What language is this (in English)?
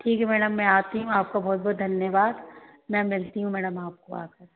Hindi